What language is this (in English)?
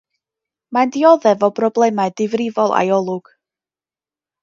Welsh